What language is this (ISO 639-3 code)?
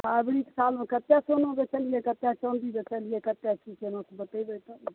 mai